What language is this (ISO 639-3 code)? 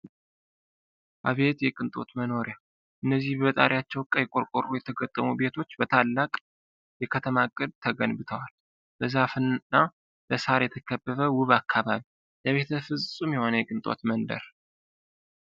amh